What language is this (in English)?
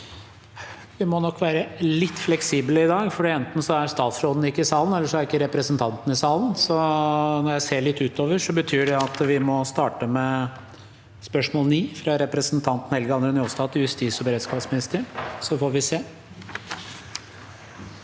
Norwegian